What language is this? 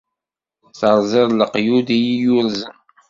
Kabyle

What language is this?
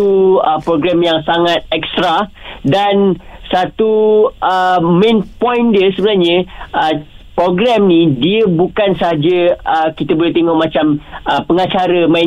Malay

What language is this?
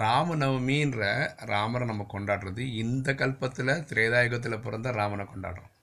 Tamil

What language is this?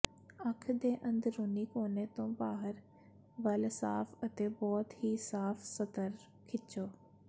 Punjabi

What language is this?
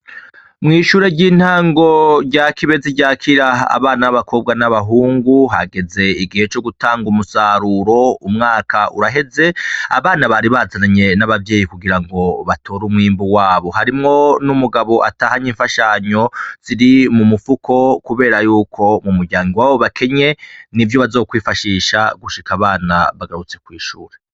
Rundi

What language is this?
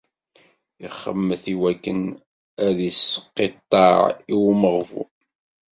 Kabyle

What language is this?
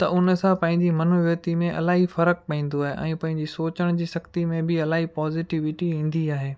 Sindhi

